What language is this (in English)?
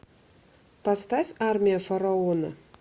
Russian